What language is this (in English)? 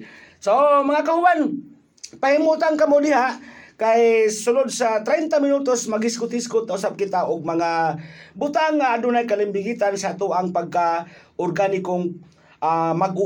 Filipino